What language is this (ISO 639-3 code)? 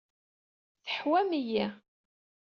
kab